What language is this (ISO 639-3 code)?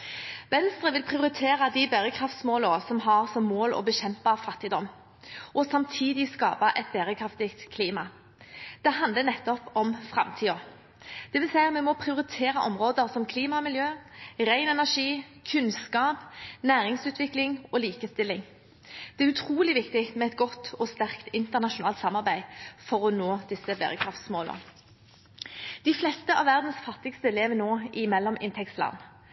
nob